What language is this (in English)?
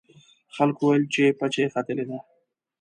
Pashto